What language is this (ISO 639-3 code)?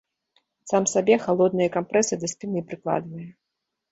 bel